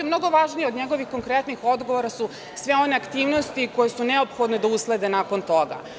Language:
Serbian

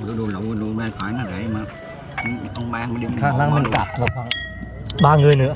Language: Vietnamese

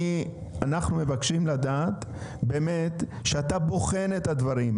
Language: Hebrew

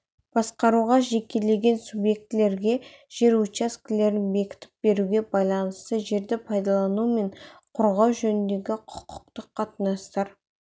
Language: Kazakh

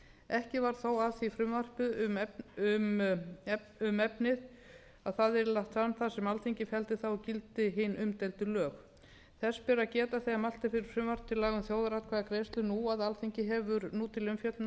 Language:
Icelandic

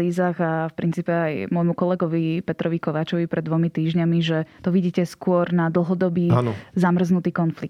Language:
Slovak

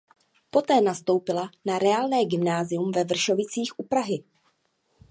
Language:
Czech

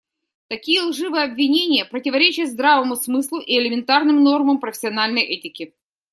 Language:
Russian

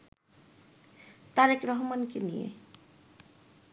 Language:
Bangla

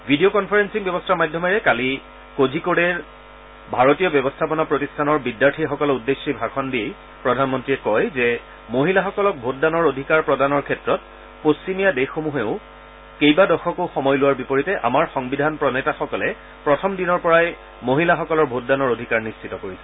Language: Assamese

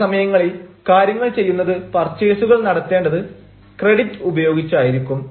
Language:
Malayalam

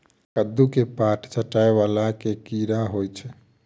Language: Maithili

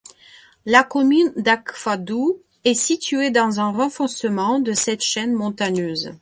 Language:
French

